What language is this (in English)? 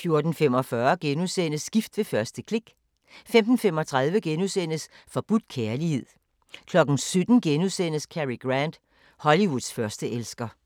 Danish